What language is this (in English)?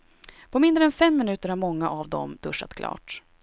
Swedish